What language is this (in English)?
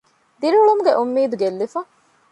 Divehi